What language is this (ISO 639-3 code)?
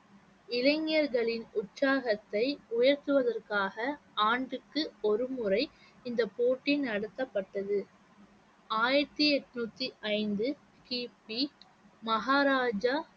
tam